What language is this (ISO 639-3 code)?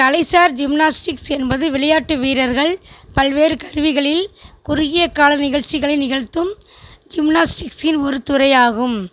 tam